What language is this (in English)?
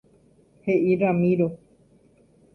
Guarani